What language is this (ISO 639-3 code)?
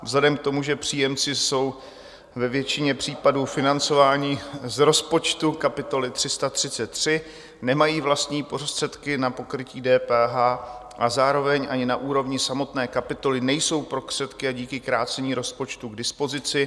ces